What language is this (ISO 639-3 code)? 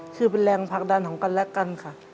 tha